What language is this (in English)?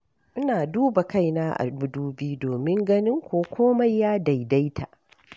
Hausa